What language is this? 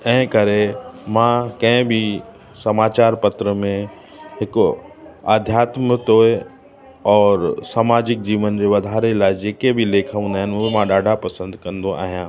Sindhi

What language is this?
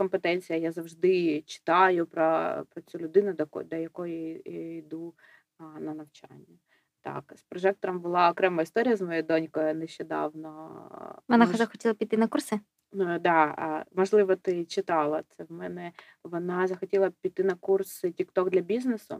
Ukrainian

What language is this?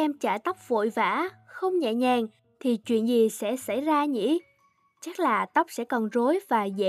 Vietnamese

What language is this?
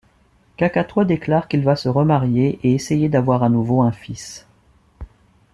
French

